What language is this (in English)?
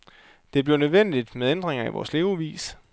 Danish